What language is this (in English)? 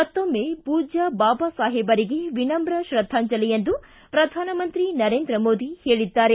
Kannada